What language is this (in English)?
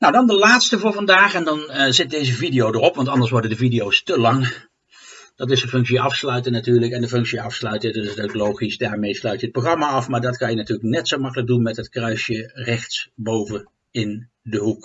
Dutch